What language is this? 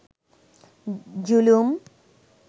Bangla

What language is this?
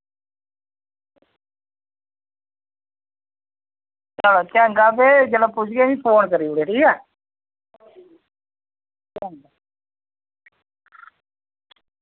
Dogri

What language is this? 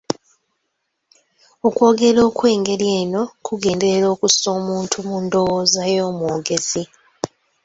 Ganda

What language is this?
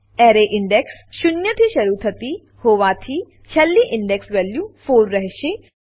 Gujarati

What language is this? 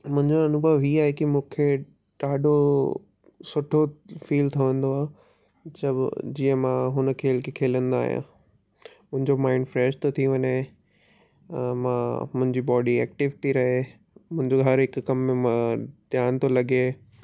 Sindhi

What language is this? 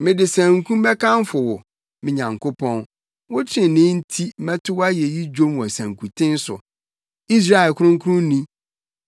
Akan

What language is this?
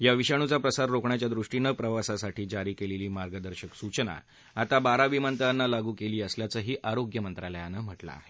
Marathi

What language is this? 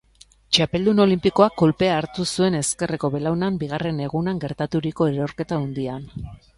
Basque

